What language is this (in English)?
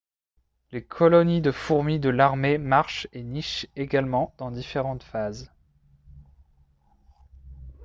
French